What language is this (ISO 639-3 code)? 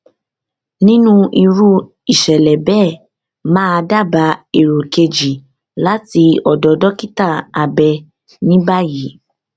yor